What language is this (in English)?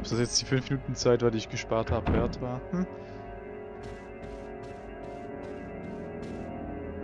German